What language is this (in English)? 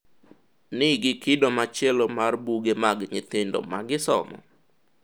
Luo (Kenya and Tanzania)